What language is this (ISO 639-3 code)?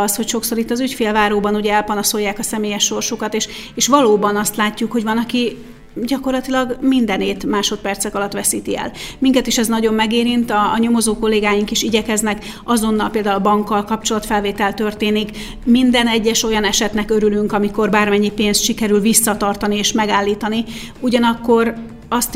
hun